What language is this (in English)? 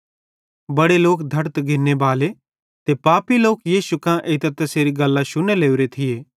Bhadrawahi